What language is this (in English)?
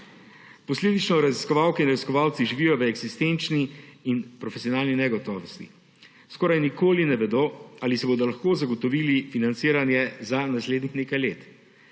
Slovenian